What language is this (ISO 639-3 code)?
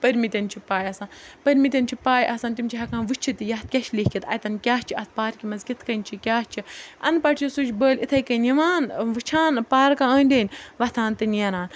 kas